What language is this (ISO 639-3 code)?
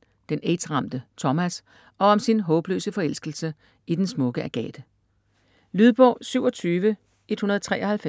dan